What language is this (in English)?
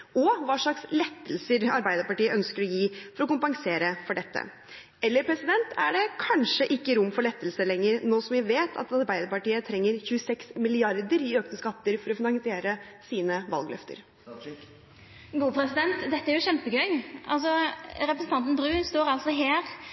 Norwegian